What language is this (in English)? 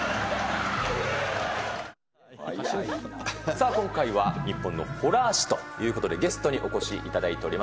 Japanese